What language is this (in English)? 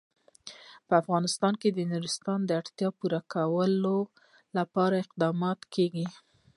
Pashto